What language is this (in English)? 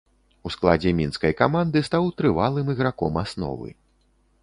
Belarusian